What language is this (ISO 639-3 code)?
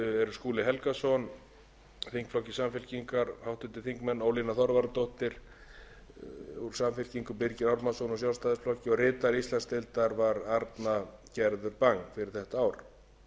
isl